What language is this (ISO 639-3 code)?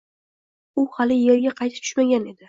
uzb